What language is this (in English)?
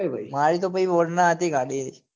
Gujarati